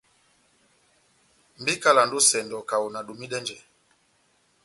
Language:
Batanga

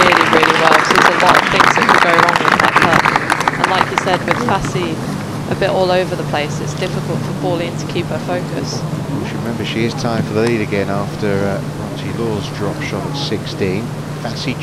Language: English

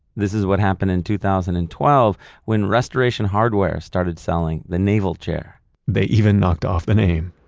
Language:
English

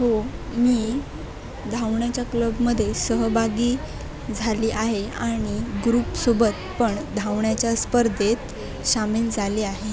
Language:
Marathi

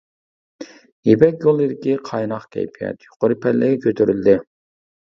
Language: Uyghur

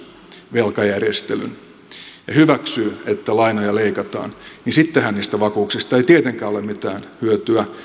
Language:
Finnish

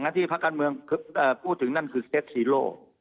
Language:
Thai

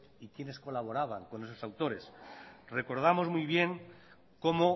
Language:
Spanish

